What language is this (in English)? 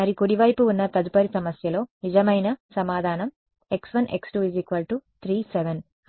Telugu